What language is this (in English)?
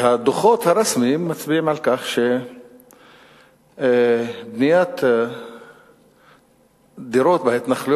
Hebrew